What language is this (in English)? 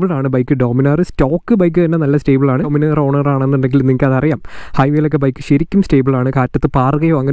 Malayalam